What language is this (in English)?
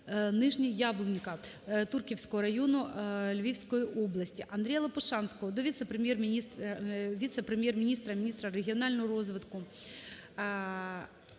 Ukrainian